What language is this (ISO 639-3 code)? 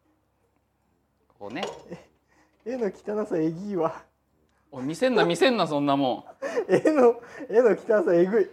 jpn